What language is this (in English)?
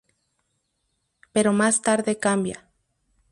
Spanish